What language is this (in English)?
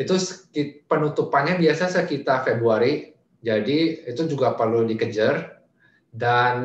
Indonesian